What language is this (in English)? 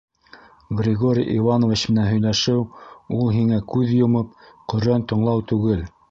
Bashkir